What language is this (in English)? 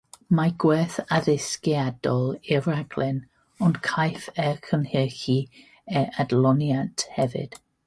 Welsh